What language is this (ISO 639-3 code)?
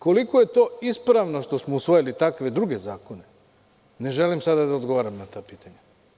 srp